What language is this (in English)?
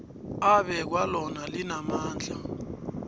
South Ndebele